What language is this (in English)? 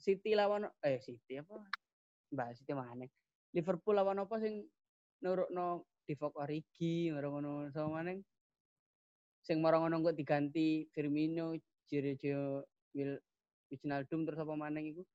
Indonesian